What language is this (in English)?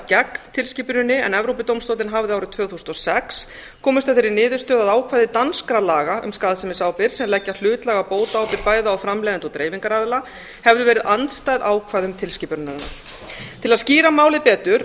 Icelandic